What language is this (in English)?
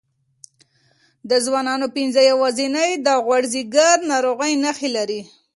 Pashto